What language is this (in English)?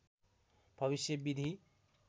Nepali